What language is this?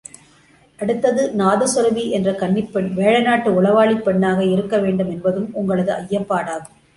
Tamil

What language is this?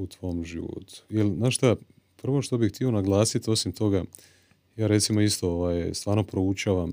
Croatian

